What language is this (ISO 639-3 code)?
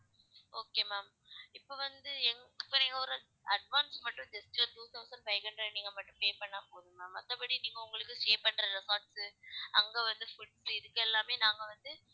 tam